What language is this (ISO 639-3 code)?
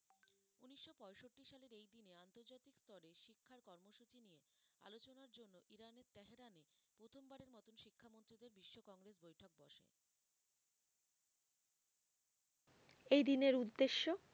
ben